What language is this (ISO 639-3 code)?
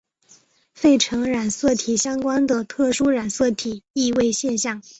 zho